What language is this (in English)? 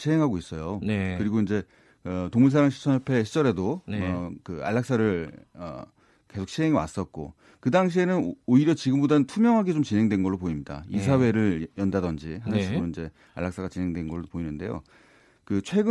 Korean